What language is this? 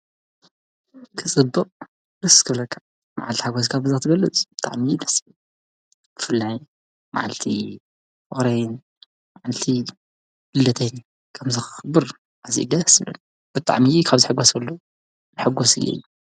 Tigrinya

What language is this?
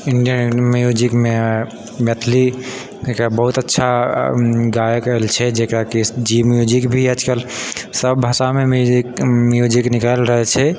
Maithili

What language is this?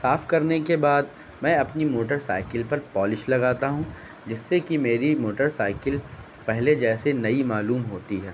Urdu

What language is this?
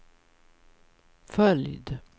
Swedish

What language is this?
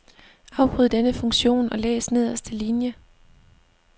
Danish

